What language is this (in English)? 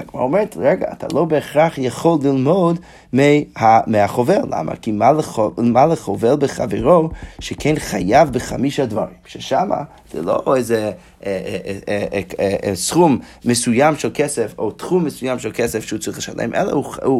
Hebrew